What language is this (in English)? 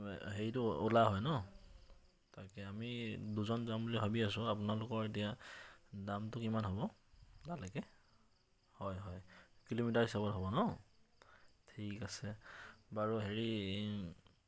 Assamese